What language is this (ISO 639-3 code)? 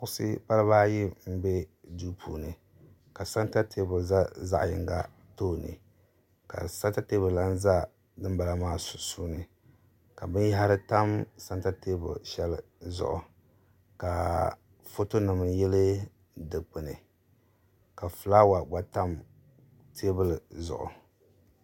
dag